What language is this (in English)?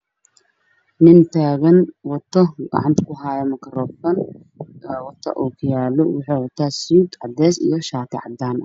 Somali